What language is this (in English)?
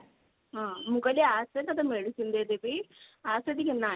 Odia